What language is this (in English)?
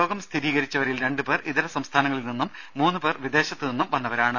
Malayalam